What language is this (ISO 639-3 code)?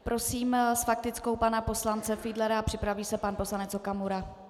ces